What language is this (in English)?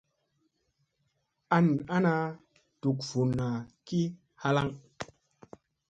Musey